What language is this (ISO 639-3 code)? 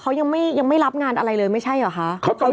tha